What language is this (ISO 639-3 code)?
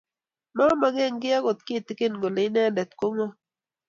kln